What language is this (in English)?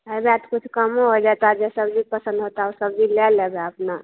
Maithili